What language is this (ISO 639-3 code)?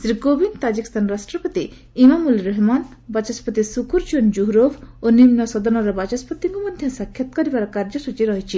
ori